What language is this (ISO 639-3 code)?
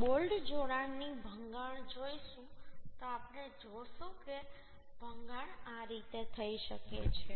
guj